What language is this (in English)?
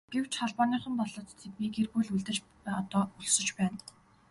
Mongolian